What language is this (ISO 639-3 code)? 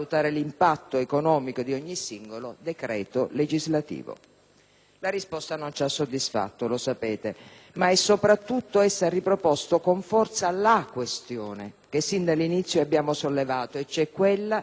ita